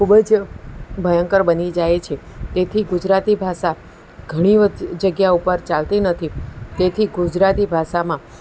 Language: Gujarati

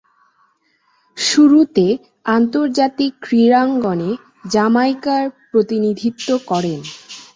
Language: Bangla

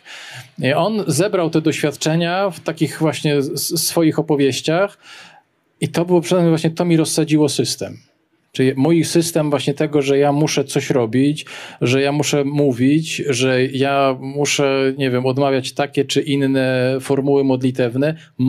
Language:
Polish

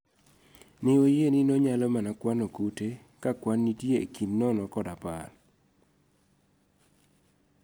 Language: Luo (Kenya and Tanzania)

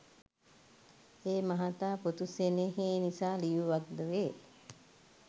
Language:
Sinhala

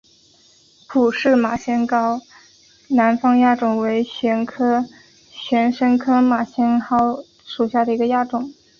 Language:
Chinese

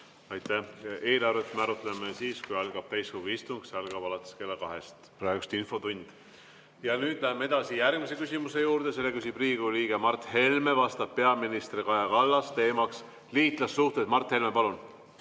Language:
Estonian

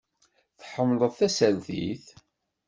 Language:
Kabyle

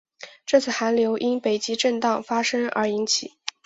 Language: Chinese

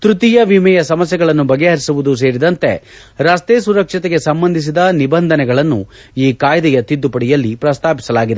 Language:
Kannada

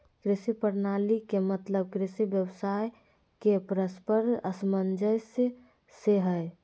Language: Magahi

